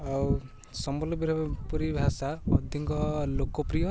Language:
Odia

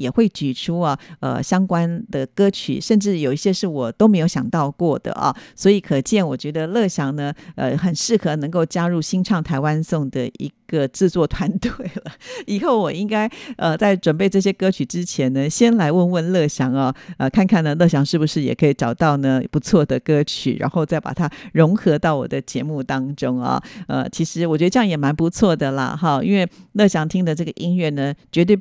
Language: Chinese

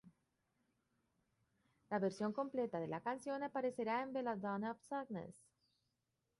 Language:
Spanish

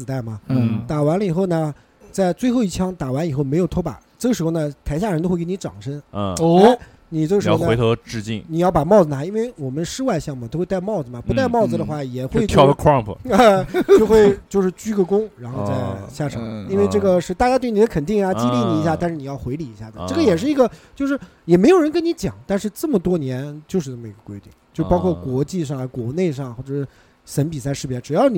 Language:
Chinese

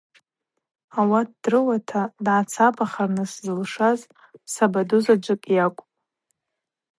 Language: Abaza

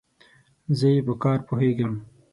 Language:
Pashto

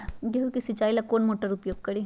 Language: Magahi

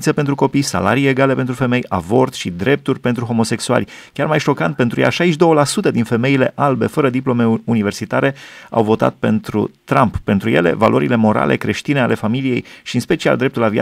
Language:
Romanian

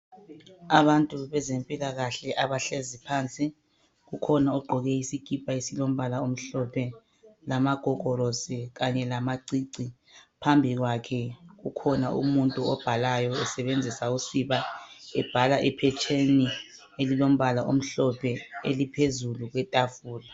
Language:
North Ndebele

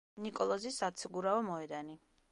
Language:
Georgian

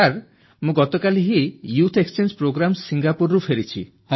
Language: Odia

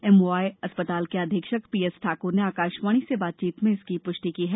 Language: Hindi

